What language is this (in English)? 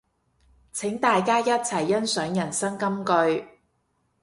Cantonese